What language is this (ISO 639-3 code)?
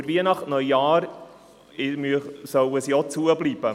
gsw